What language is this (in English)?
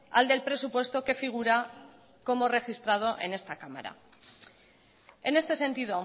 Spanish